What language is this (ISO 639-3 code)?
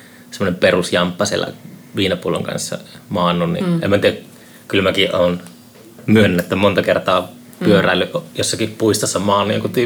fin